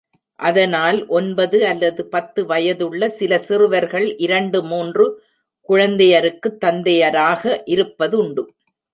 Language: Tamil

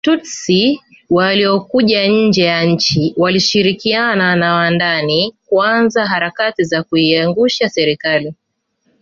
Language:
Swahili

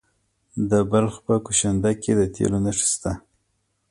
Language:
Pashto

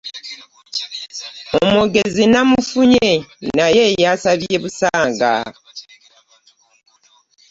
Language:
Ganda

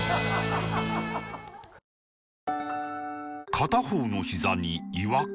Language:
Japanese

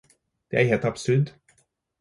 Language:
Norwegian Bokmål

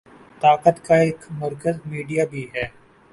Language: Urdu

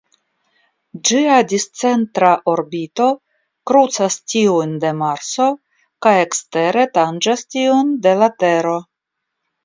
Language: Esperanto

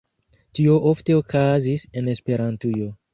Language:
Esperanto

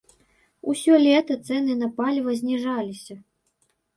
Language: Belarusian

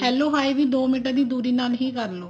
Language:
Punjabi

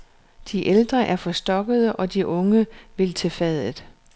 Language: Danish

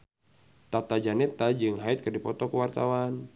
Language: Sundanese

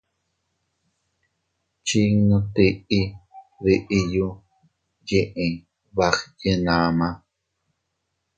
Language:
Teutila Cuicatec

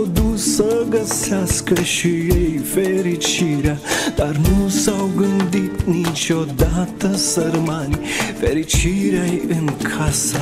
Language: Romanian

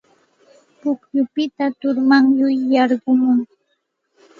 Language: Santa Ana de Tusi Pasco Quechua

